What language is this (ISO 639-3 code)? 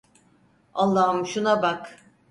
tur